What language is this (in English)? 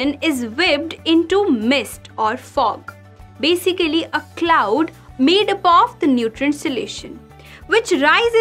English